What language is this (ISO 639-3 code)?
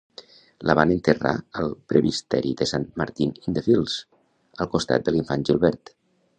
cat